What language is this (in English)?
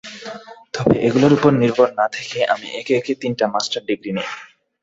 Bangla